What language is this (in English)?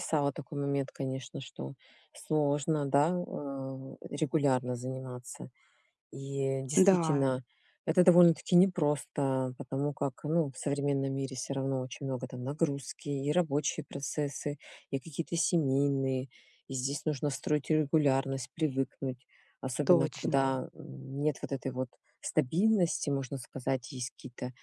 Russian